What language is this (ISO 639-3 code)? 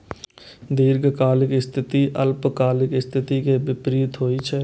mai